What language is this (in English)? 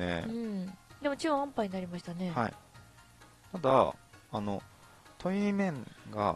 Japanese